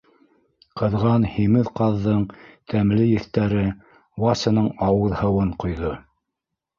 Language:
Bashkir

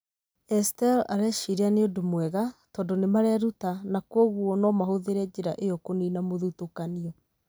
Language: Kikuyu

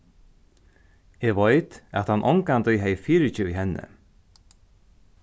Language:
Faroese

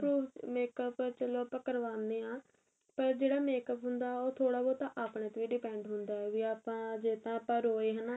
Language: Punjabi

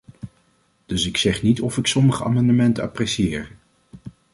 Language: Dutch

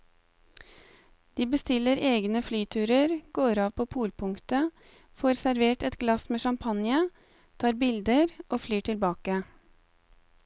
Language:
Norwegian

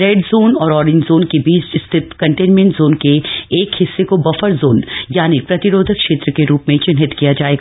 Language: Hindi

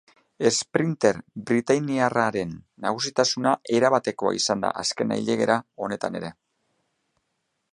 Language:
Basque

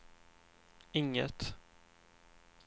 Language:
Swedish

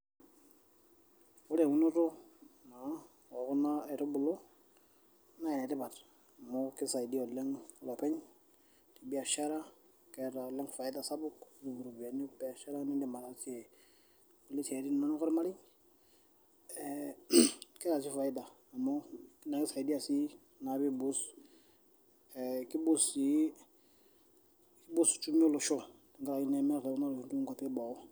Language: Masai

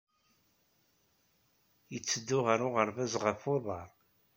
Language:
Kabyle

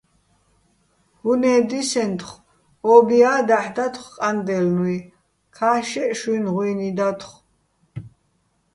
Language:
Bats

